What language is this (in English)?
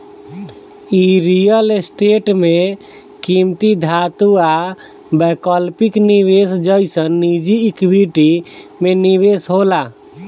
Bhojpuri